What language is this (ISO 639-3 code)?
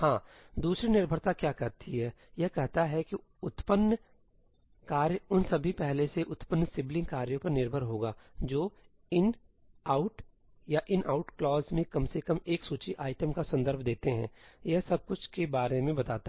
hin